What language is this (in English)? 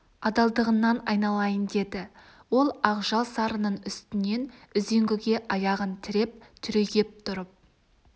Kazakh